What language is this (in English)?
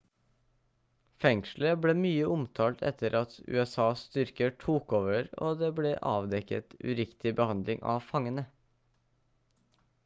Norwegian Bokmål